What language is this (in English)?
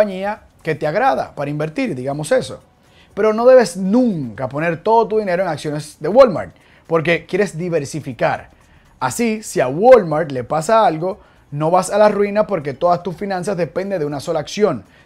Spanish